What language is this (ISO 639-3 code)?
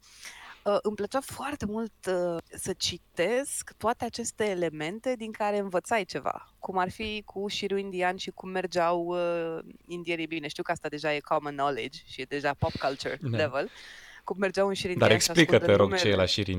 ron